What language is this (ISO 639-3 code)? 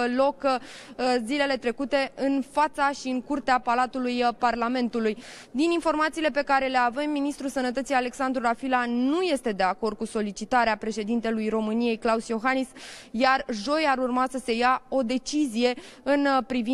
ron